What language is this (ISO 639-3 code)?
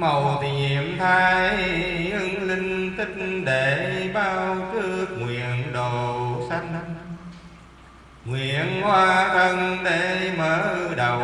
vie